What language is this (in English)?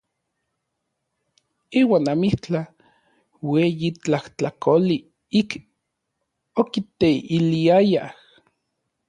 Orizaba Nahuatl